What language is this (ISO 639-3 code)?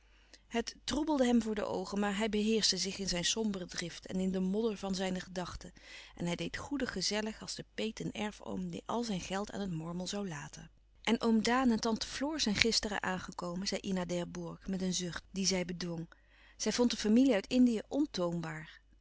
nld